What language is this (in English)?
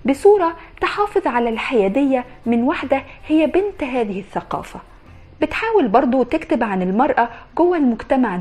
Arabic